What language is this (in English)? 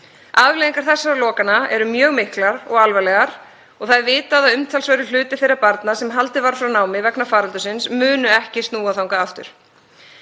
Icelandic